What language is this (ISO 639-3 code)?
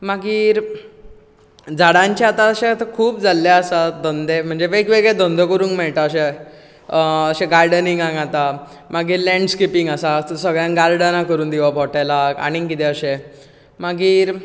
kok